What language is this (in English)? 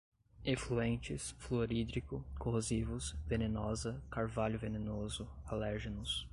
Portuguese